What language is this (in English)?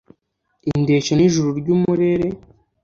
Kinyarwanda